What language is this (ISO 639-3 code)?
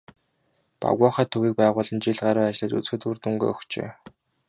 mon